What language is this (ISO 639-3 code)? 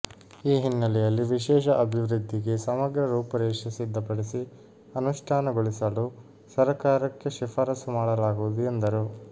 kan